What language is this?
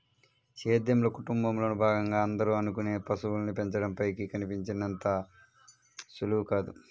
Telugu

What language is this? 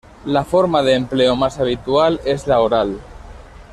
Spanish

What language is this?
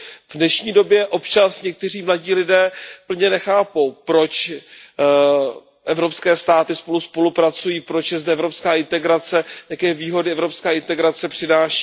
Czech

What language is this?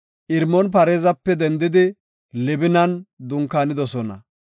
Gofa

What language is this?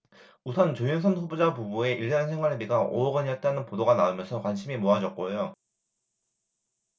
Korean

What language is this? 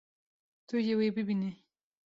Kurdish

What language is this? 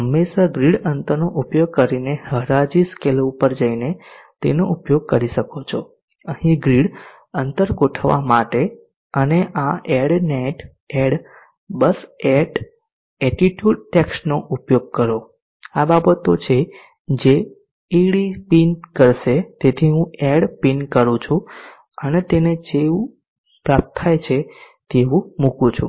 Gujarati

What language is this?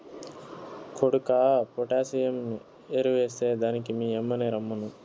Telugu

